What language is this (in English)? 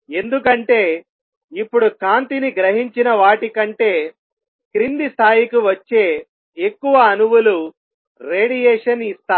Telugu